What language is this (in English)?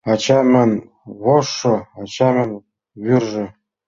Mari